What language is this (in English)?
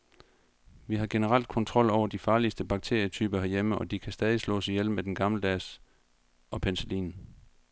Danish